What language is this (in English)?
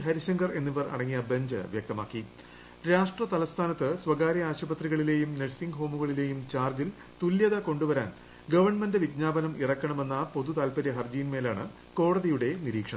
Malayalam